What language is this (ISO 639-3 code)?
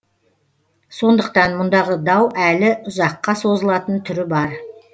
kaz